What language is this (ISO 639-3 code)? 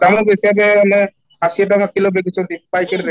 ori